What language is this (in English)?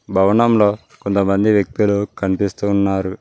Telugu